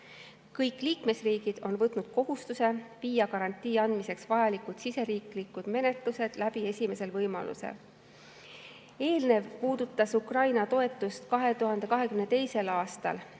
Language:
Estonian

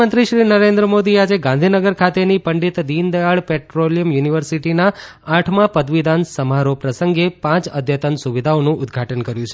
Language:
Gujarati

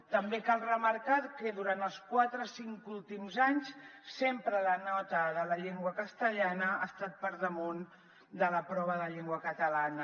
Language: Catalan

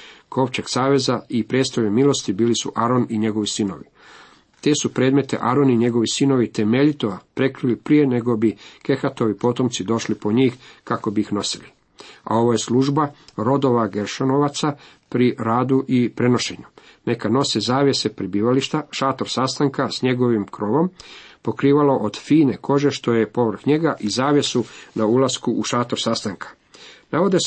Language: Croatian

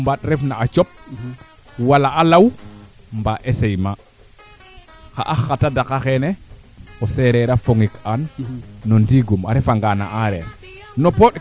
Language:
Serer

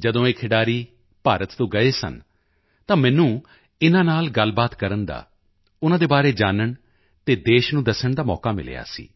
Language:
Punjabi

